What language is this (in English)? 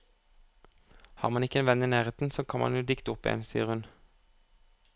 Norwegian